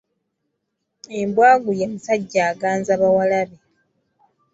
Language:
Ganda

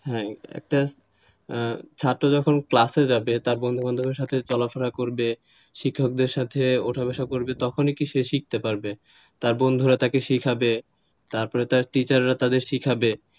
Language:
Bangla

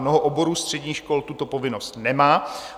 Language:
Czech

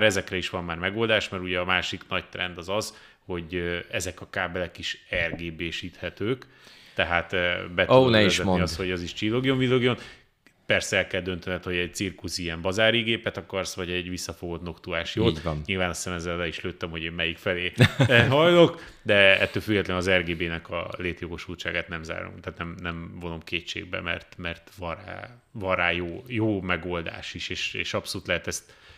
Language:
Hungarian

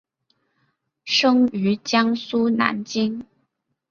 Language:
Chinese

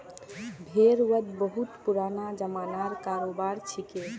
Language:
Magahi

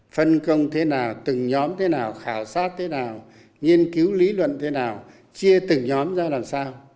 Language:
Vietnamese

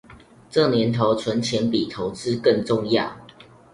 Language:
Chinese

